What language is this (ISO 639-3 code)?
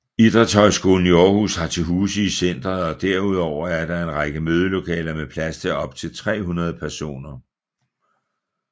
dan